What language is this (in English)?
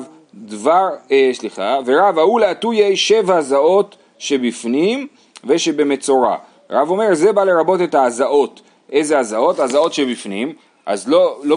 Hebrew